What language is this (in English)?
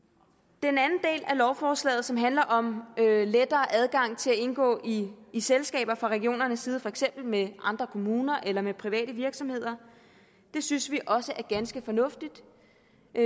Danish